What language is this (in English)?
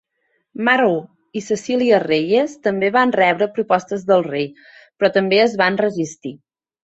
Catalan